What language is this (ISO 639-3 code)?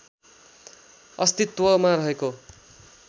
nep